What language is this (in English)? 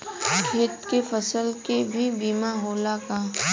Bhojpuri